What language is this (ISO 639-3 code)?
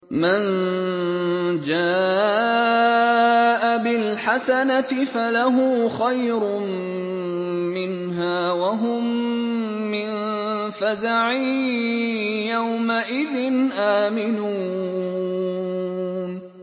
ara